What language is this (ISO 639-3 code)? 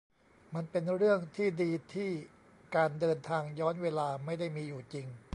tha